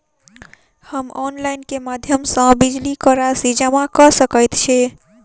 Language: Maithili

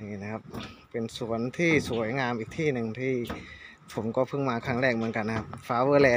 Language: Thai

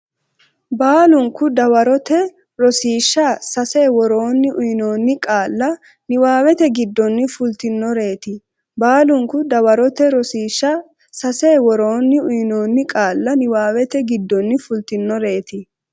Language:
Sidamo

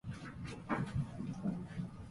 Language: Japanese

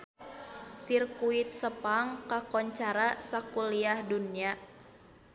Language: Sundanese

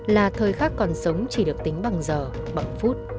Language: Vietnamese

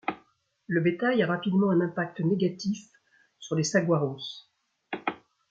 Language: French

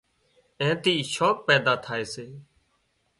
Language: Wadiyara Koli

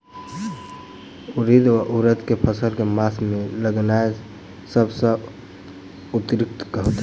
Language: Maithili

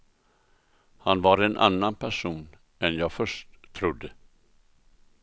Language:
Swedish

